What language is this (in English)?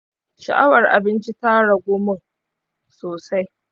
Hausa